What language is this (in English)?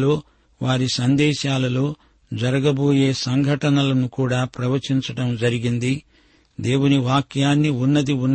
Telugu